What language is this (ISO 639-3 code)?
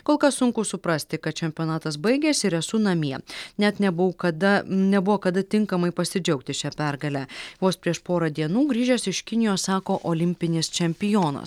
lit